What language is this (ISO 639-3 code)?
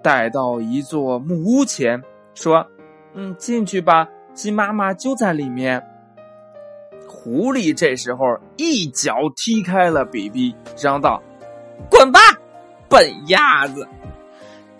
zho